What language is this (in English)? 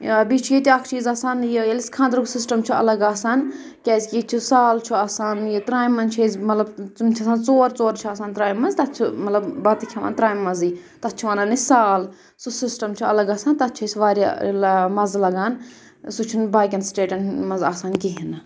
Kashmiri